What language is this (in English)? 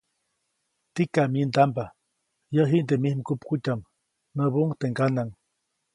Copainalá Zoque